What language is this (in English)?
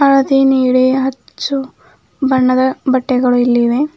Kannada